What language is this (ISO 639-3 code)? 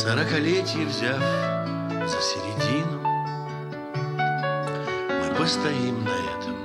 rus